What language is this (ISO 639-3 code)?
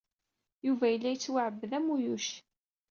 kab